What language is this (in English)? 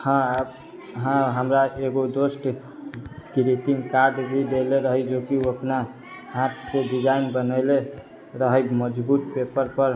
Maithili